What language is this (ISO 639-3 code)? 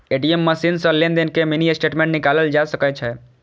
mai